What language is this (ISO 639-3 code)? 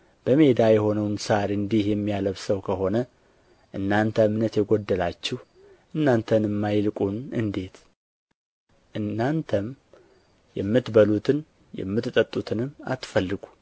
amh